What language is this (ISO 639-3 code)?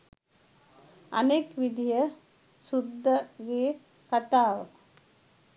sin